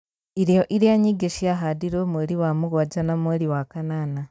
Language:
Kikuyu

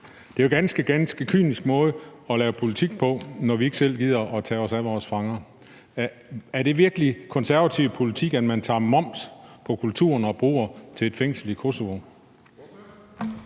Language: Danish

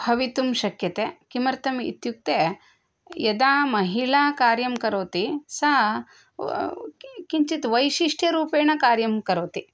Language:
Sanskrit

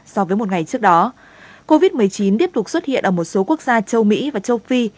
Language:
Vietnamese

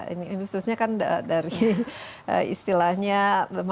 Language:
Indonesian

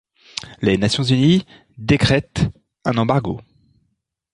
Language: French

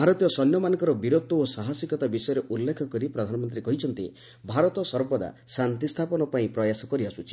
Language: Odia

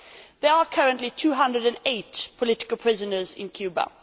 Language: English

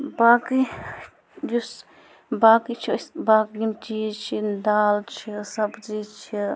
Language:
Kashmiri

